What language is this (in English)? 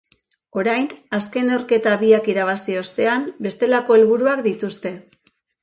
Basque